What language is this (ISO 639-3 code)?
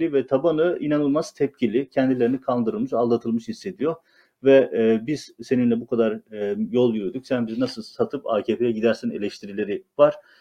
tur